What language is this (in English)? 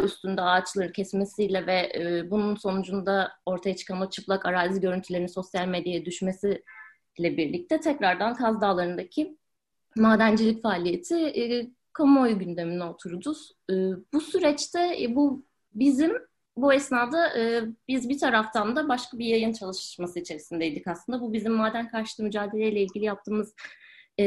Turkish